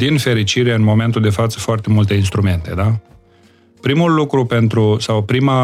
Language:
Romanian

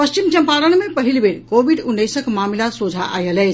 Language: Maithili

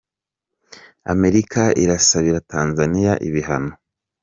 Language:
Kinyarwanda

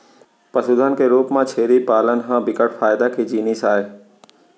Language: Chhattisgarhi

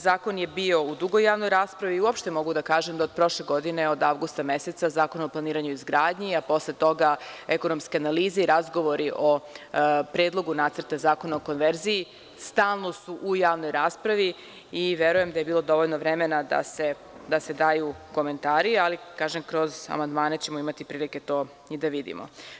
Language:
Serbian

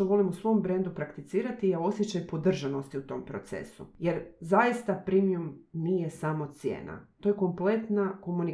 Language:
Croatian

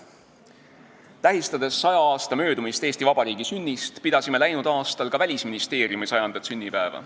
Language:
Estonian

